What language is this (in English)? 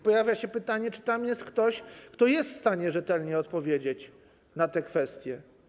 Polish